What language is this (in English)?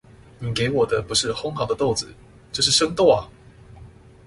Chinese